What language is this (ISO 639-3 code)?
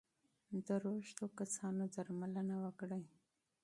pus